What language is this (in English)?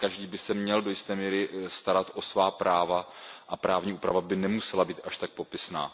Czech